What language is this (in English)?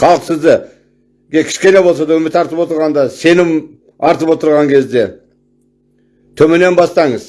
Turkish